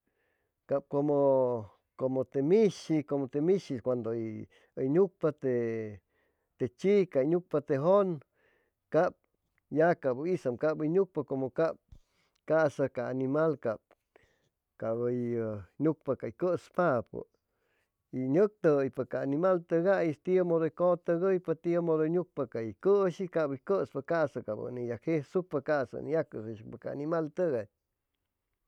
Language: Chimalapa Zoque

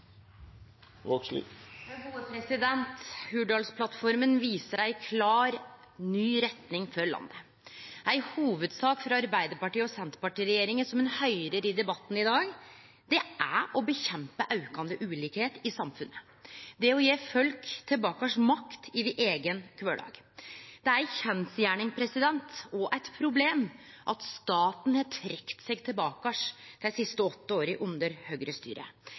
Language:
Norwegian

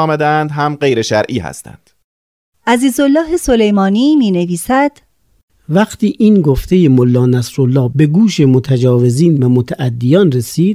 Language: Persian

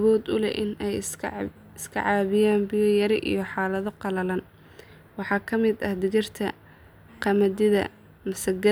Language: Somali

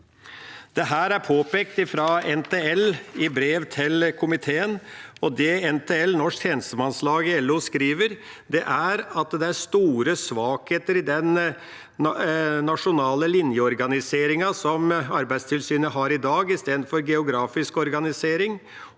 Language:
Norwegian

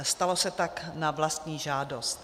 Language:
Czech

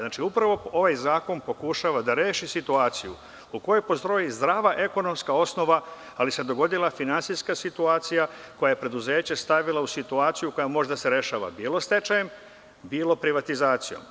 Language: Serbian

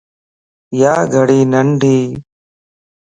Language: Lasi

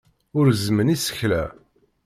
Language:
Kabyle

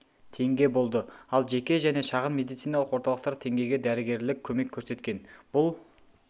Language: Kazakh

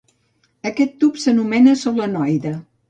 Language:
Catalan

